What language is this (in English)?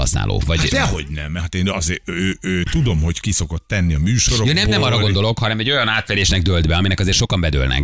Hungarian